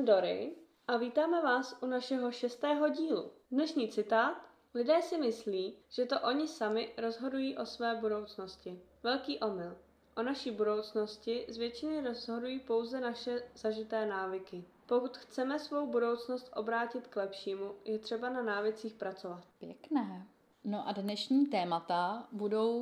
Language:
Czech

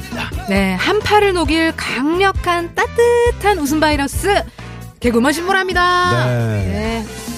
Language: Korean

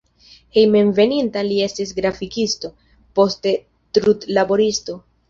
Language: Esperanto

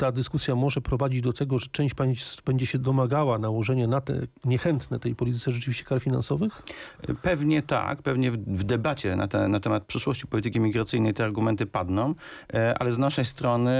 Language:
Polish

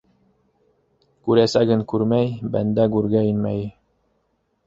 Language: Bashkir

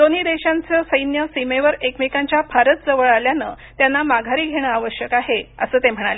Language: Marathi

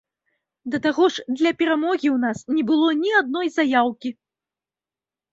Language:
Belarusian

